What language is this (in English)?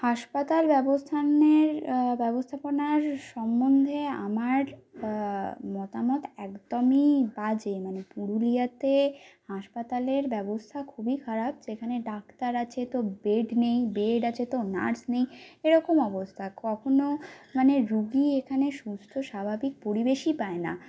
Bangla